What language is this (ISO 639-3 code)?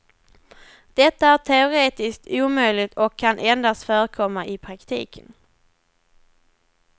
swe